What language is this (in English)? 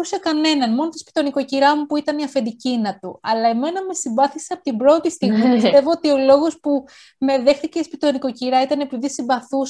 Greek